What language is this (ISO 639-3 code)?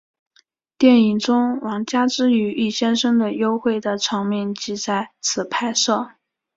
zho